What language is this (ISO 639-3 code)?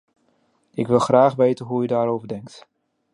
nld